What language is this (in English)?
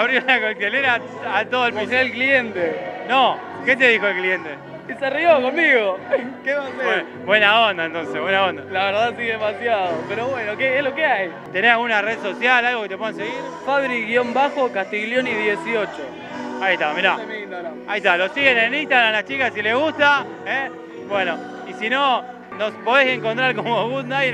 Spanish